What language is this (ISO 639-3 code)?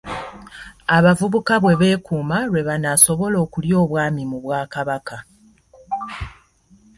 lug